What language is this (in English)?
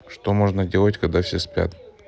Russian